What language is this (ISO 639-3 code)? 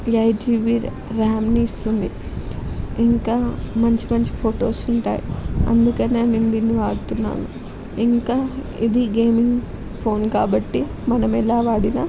tel